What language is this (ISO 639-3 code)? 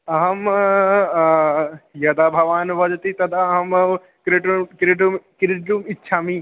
san